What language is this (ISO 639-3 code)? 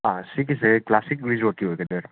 mni